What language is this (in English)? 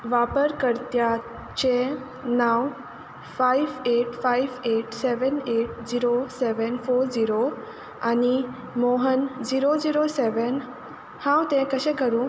Konkani